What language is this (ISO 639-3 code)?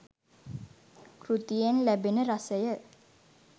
sin